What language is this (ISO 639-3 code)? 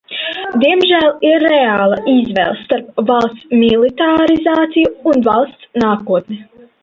lav